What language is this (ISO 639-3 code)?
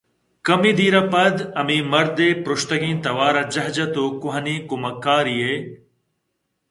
bgp